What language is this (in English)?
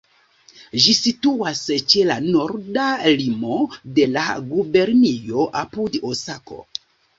Esperanto